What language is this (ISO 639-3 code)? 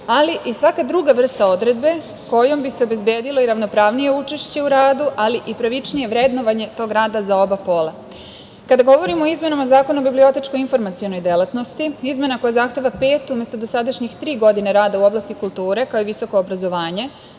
srp